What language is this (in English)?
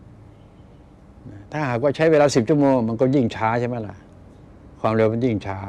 Thai